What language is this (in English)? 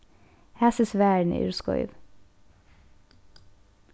Faroese